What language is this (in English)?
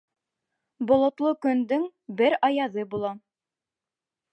Bashkir